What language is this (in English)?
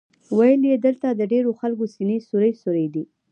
Pashto